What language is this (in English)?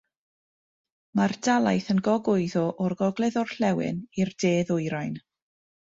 Welsh